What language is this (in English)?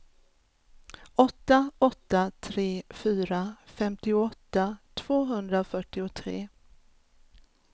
Swedish